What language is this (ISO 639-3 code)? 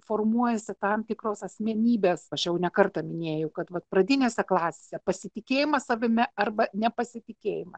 lit